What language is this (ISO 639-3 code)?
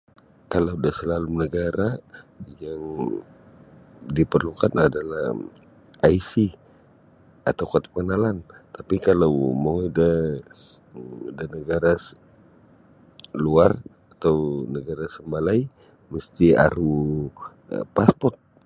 bsy